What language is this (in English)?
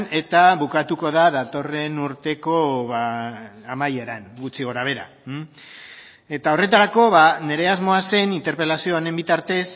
Basque